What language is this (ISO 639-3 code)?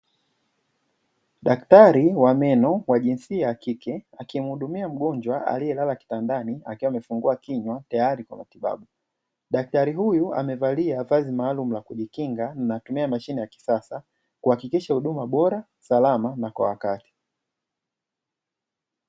swa